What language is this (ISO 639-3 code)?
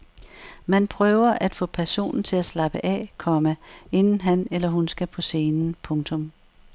dan